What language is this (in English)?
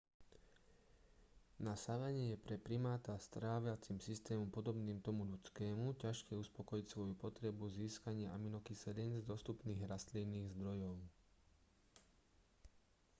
Slovak